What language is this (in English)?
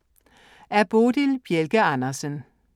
Danish